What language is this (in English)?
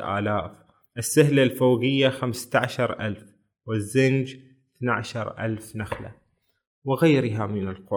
Arabic